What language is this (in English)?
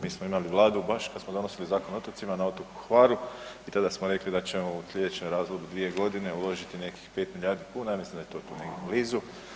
Croatian